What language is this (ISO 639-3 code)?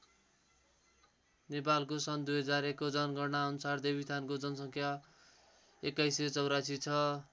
nep